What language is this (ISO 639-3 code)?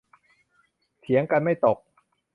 tha